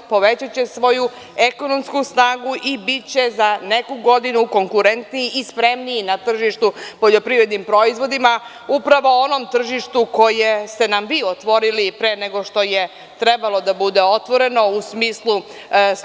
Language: Serbian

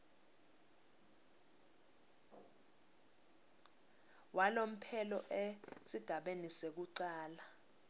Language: Swati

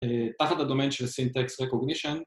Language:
Hebrew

